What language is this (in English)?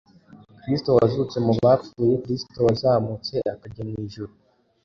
Kinyarwanda